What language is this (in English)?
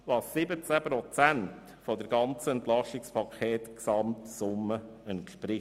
Swiss German